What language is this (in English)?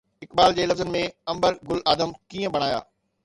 Sindhi